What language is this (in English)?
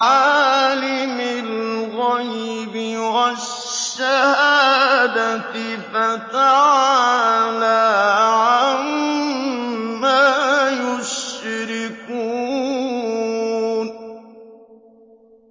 Arabic